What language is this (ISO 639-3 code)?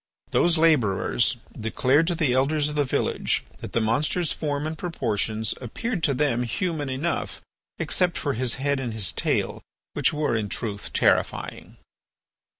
eng